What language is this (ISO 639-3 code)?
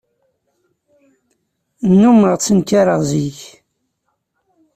kab